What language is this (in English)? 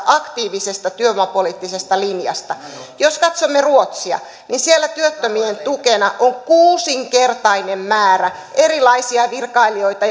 Finnish